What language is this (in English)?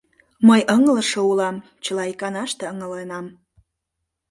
Mari